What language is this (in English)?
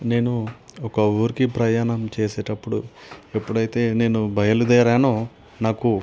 Telugu